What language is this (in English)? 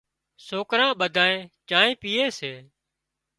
Wadiyara Koli